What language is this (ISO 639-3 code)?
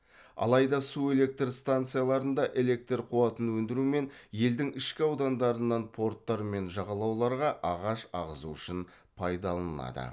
kaz